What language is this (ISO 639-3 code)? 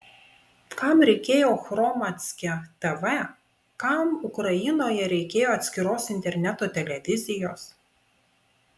lit